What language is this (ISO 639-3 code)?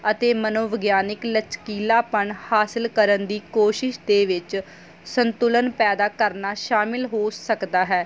pan